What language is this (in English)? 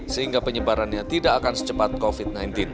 Indonesian